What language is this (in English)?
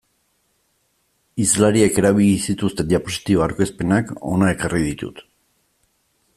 Basque